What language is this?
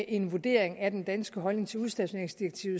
Danish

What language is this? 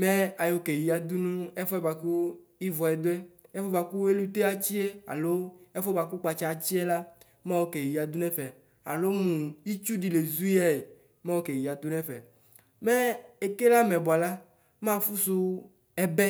Ikposo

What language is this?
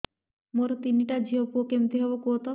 Odia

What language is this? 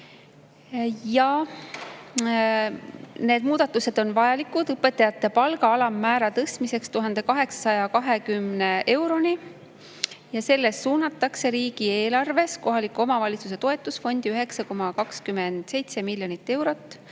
Estonian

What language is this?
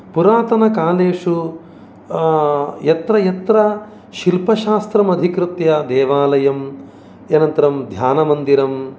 Sanskrit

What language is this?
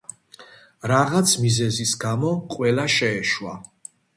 Georgian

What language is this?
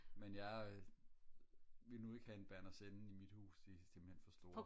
Danish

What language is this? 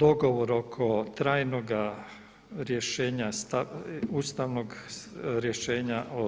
Croatian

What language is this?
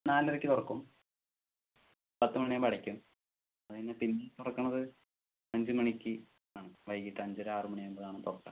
Malayalam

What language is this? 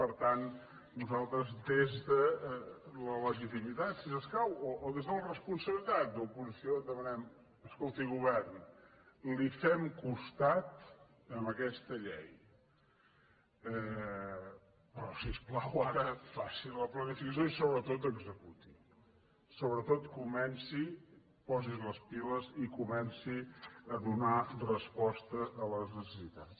Catalan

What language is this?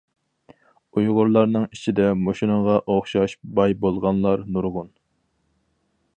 Uyghur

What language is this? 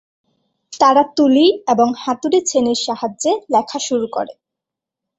Bangla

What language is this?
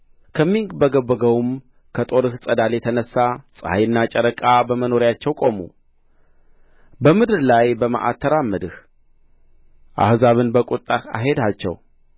Amharic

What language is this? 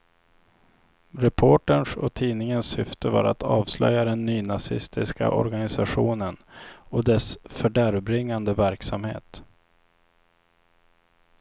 Swedish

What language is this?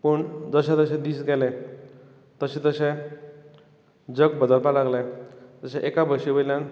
Konkani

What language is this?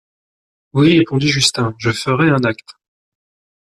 French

